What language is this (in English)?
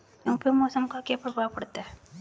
Hindi